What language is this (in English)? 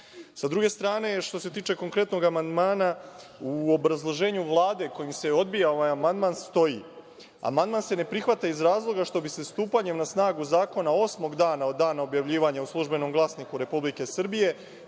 Serbian